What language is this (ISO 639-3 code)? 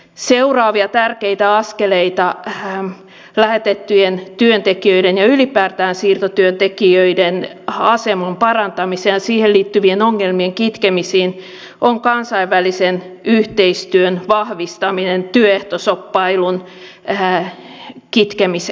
fin